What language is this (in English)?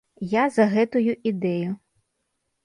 Belarusian